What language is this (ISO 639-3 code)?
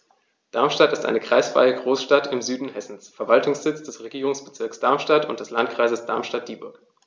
deu